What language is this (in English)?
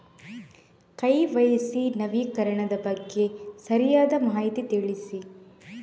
Kannada